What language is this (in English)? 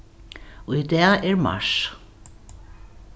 Faroese